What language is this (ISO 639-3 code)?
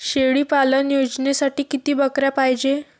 mar